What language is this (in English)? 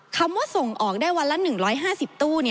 Thai